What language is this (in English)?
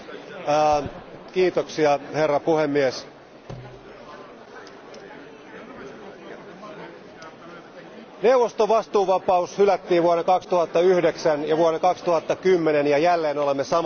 Finnish